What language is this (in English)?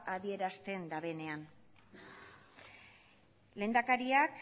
Basque